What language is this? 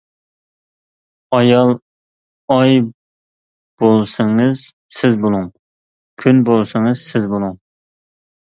Uyghur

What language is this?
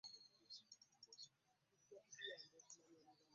Ganda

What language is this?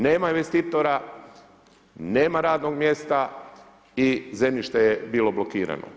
Croatian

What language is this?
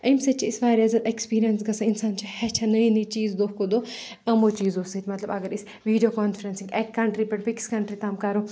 Kashmiri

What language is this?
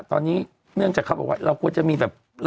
Thai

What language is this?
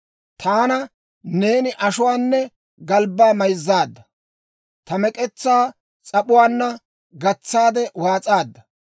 Dawro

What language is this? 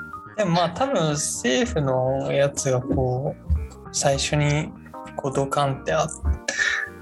Japanese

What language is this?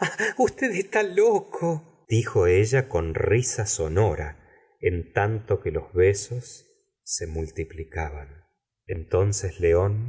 Spanish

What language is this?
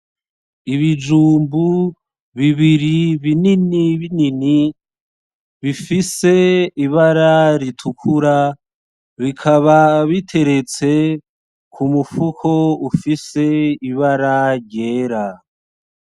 Rundi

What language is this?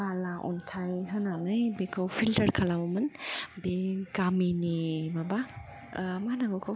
Bodo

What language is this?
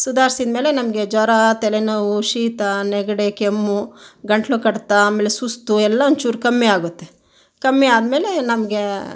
Kannada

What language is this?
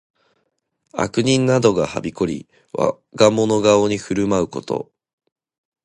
Japanese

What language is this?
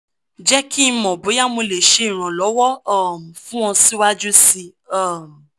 Yoruba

